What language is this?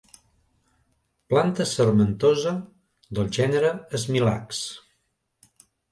Catalan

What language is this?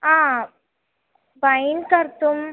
Sanskrit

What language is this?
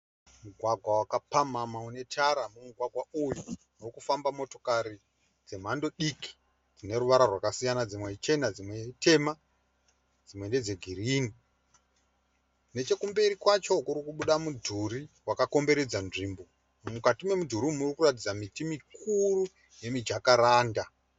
Shona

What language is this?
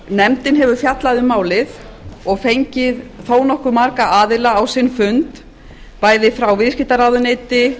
Icelandic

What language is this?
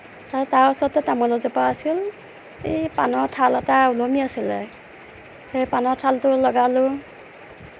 Assamese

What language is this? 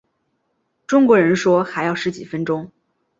Chinese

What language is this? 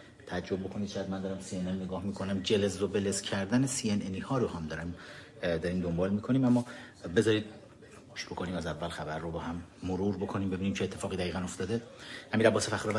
Persian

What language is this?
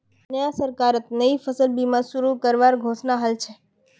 Magahi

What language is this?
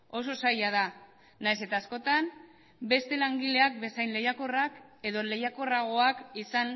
Basque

